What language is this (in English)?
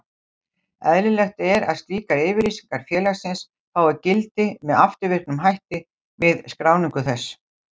Icelandic